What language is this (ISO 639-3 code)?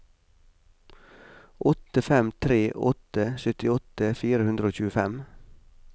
nor